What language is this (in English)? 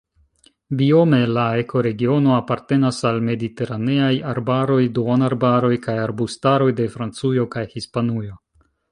Esperanto